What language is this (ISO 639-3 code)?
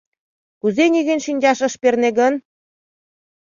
chm